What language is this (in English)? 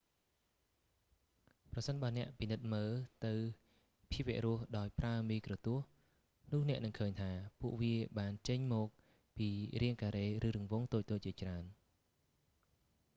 Khmer